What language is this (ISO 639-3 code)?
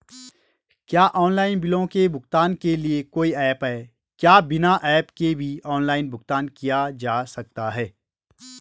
hin